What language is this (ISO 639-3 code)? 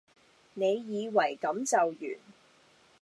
yue